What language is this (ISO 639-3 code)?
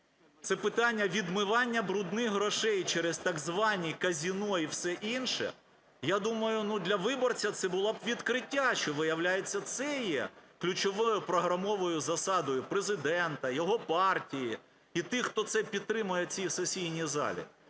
ukr